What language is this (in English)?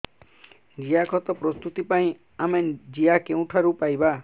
Odia